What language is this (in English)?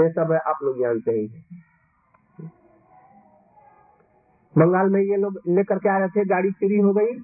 Hindi